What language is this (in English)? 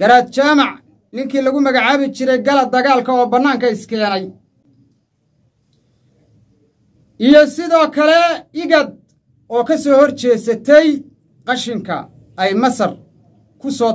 Arabic